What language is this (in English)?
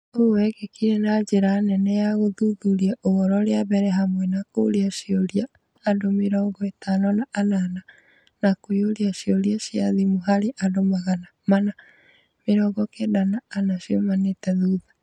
Kikuyu